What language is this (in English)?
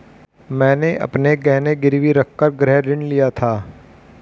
Hindi